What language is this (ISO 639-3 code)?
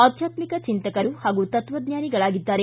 kan